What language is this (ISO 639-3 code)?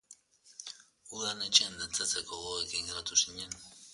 eus